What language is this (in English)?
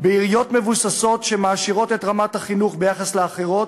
Hebrew